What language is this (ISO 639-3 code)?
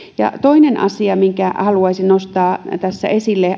fin